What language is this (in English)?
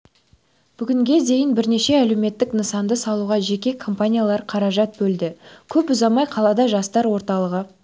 Kazakh